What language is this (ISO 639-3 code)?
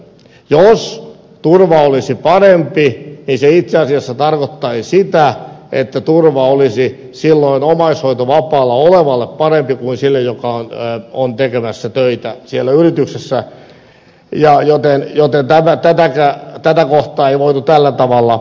fin